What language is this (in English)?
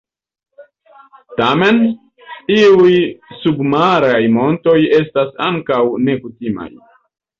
Esperanto